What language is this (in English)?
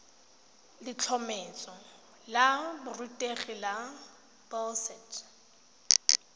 Tswana